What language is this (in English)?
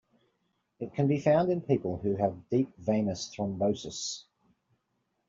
English